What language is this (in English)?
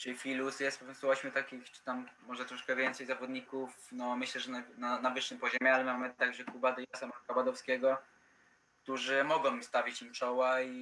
Polish